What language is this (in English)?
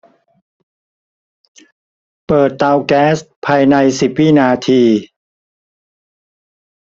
Thai